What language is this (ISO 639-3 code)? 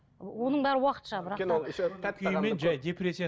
kaz